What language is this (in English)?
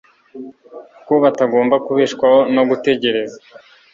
Kinyarwanda